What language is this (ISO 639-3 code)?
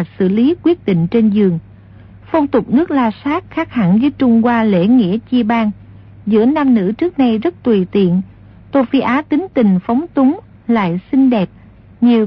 vie